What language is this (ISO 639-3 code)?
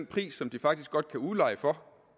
dan